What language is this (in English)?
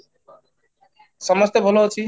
Odia